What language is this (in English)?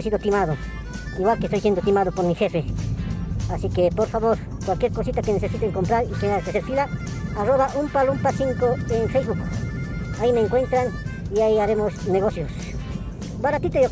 Spanish